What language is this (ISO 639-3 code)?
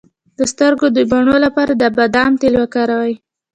pus